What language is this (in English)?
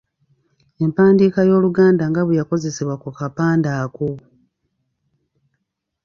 Ganda